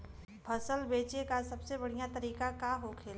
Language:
Bhojpuri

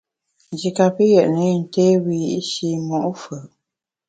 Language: Bamun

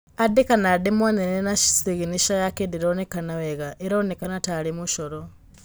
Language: Kikuyu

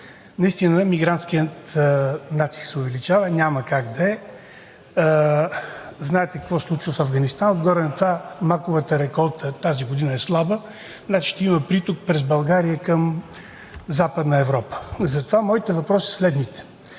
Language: Bulgarian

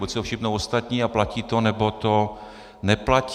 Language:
Czech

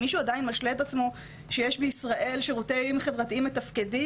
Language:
Hebrew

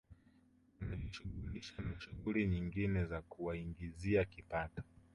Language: Swahili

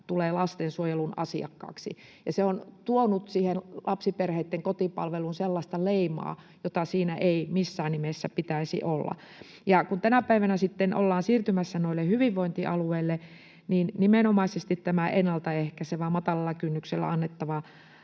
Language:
Finnish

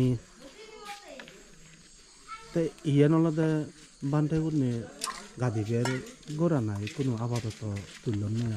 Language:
Thai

